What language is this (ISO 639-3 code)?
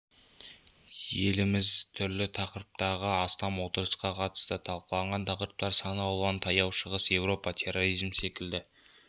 kaz